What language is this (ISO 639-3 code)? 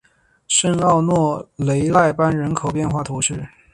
zho